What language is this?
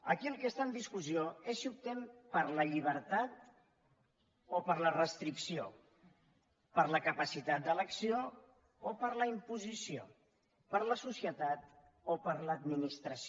Catalan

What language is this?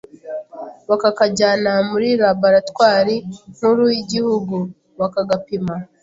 Kinyarwanda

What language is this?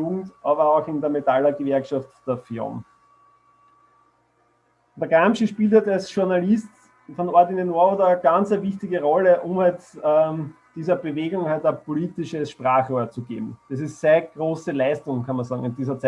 German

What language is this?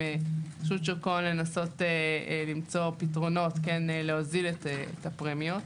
Hebrew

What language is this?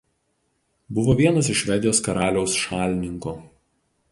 Lithuanian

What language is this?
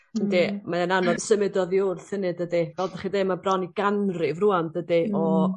Welsh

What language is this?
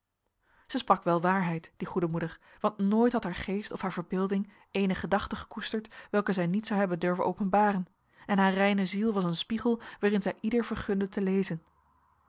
Dutch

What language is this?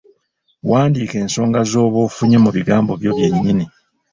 Ganda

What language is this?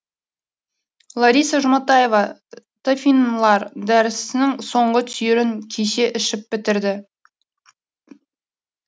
Kazakh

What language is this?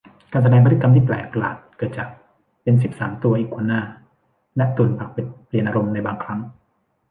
Thai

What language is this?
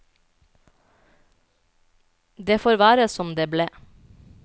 Norwegian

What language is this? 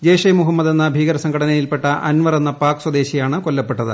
Malayalam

